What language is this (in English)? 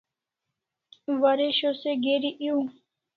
Kalasha